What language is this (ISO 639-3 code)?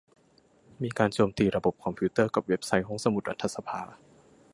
tha